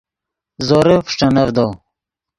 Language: Yidgha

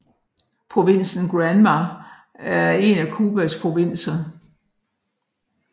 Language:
Danish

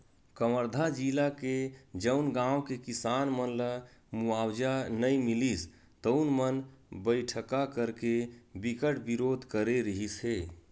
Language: Chhattisgarhi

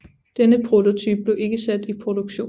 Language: Danish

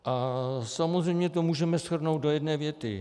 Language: Czech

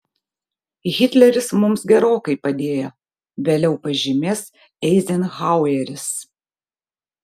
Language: Lithuanian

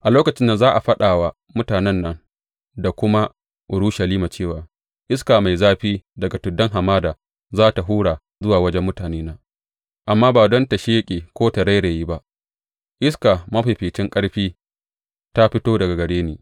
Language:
Hausa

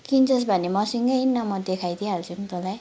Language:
Nepali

